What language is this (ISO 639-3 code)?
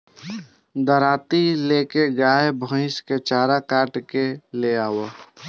bho